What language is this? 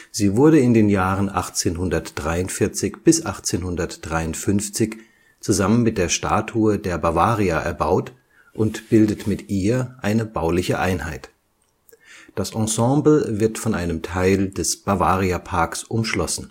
German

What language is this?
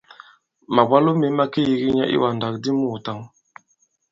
Bankon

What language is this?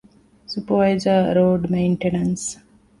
Divehi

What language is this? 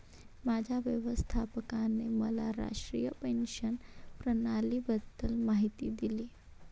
Marathi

